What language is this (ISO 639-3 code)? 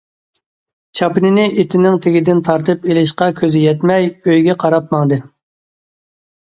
uig